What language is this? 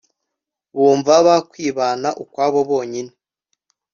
Kinyarwanda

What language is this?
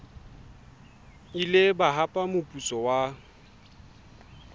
Southern Sotho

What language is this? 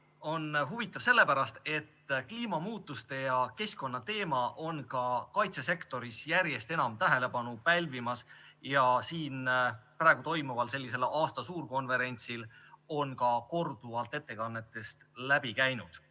Estonian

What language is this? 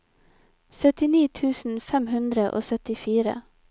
Norwegian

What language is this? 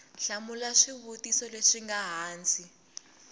Tsonga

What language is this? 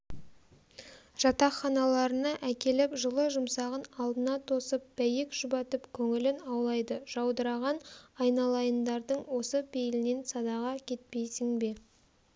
Kazakh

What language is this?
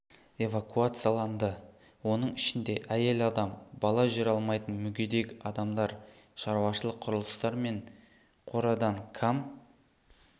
Kazakh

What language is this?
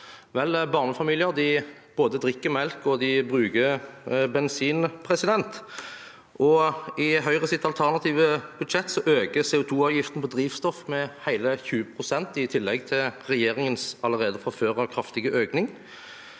Norwegian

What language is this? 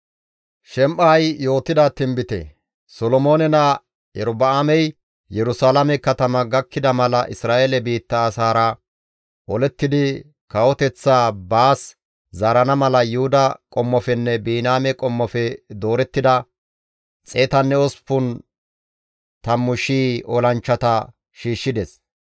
Gamo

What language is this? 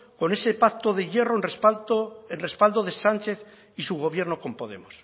Spanish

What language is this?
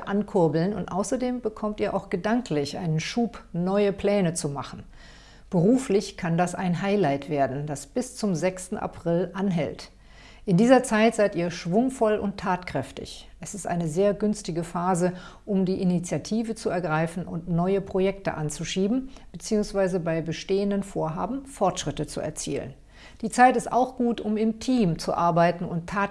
German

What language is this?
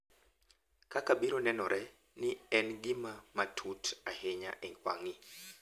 Luo (Kenya and Tanzania)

